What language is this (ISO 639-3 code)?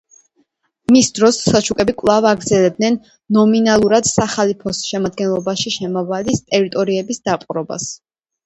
kat